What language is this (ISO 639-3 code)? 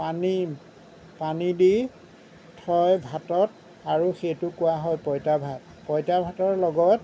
asm